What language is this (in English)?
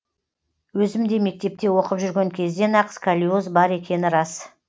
Kazakh